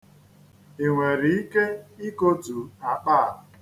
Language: Igbo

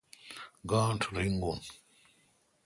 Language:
Kalkoti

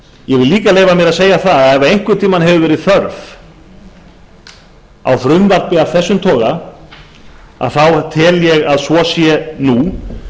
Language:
Icelandic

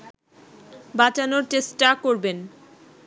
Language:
Bangla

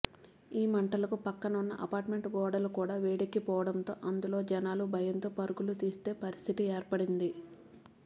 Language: Telugu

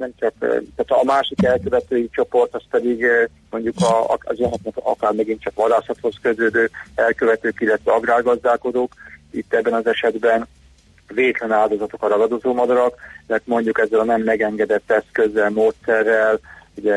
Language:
Hungarian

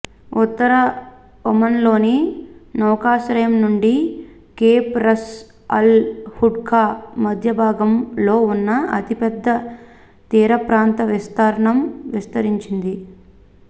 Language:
Telugu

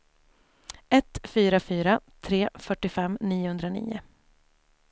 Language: Swedish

